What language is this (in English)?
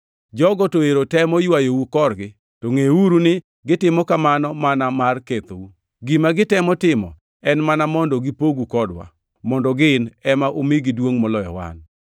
Luo (Kenya and Tanzania)